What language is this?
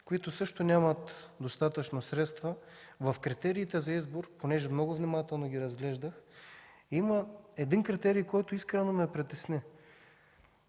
Bulgarian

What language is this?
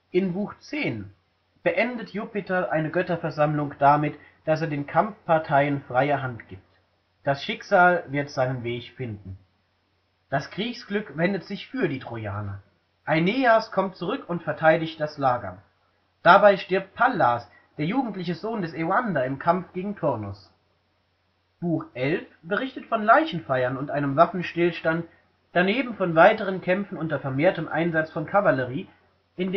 German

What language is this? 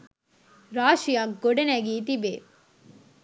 Sinhala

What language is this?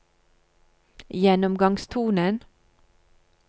Norwegian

